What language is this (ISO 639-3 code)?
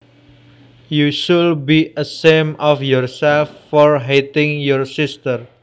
jav